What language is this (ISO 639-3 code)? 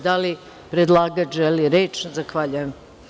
srp